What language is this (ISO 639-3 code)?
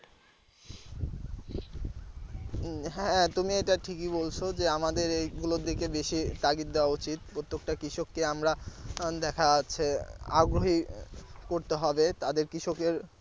ben